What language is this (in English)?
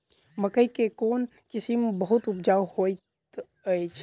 Maithili